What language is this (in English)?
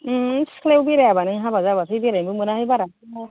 Bodo